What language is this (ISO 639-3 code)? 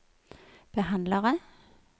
nor